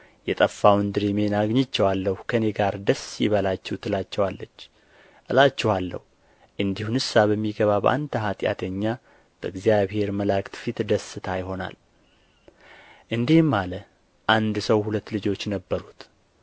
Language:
Amharic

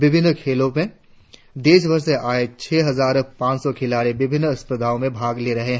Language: Hindi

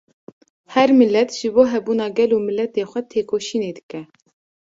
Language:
Kurdish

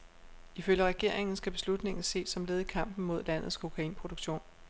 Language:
Danish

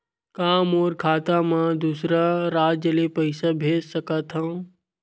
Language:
Chhattisgarhi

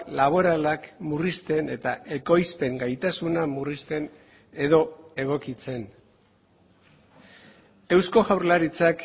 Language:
Basque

